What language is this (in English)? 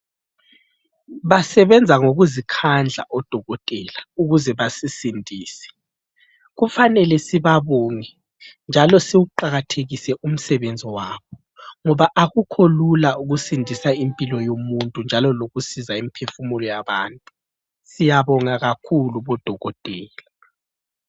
North Ndebele